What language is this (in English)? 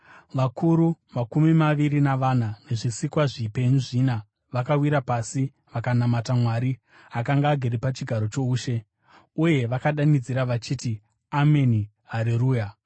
Shona